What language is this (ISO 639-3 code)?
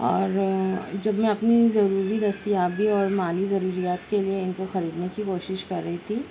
urd